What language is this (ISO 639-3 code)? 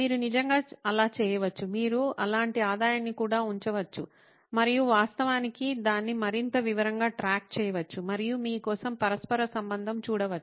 tel